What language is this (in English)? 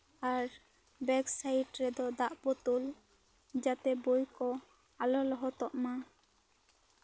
Santali